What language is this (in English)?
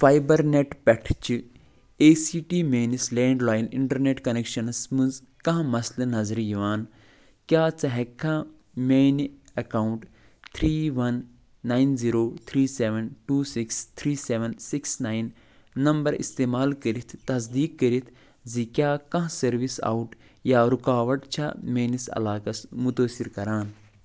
Kashmiri